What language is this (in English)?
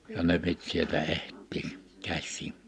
Finnish